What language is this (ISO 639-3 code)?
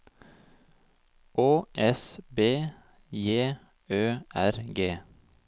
nor